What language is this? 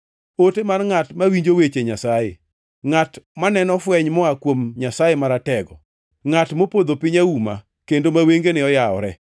Luo (Kenya and Tanzania)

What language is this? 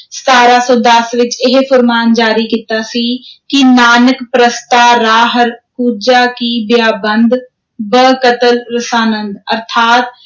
Punjabi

